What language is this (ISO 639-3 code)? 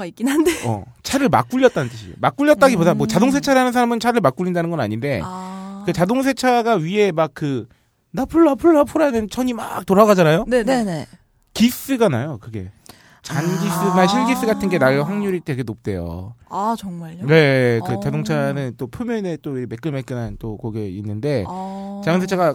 kor